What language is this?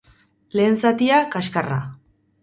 Basque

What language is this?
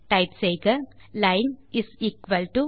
Tamil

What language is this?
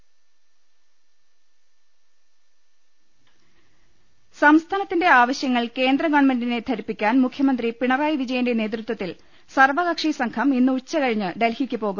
Malayalam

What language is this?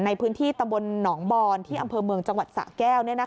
Thai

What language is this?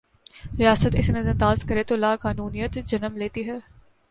Urdu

